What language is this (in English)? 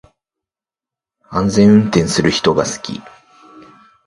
Japanese